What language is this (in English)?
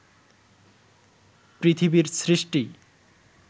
Bangla